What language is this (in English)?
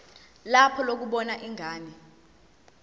Zulu